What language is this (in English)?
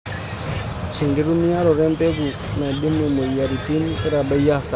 Masai